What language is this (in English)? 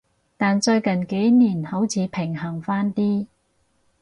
Cantonese